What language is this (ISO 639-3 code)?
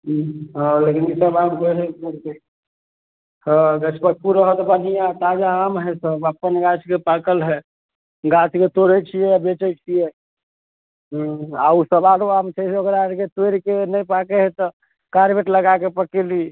mai